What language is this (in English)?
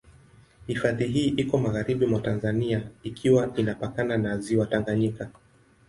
Swahili